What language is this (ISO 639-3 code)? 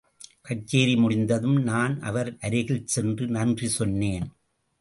tam